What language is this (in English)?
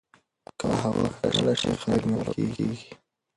Pashto